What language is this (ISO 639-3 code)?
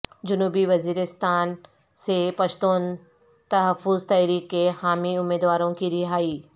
urd